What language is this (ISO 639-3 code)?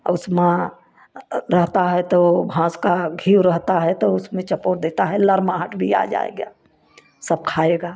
hin